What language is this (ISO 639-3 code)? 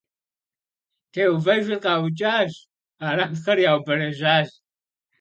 kbd